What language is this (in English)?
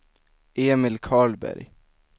Swedish